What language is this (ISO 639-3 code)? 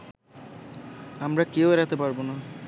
ben